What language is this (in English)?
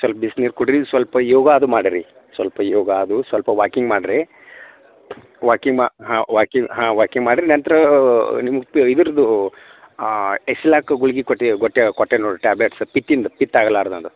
Kannada